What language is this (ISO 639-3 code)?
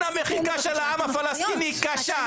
heb